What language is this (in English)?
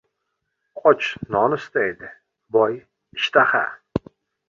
Uzbek